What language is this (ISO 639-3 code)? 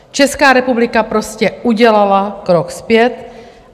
ces